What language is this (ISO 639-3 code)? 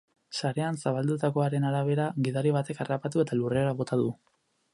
eus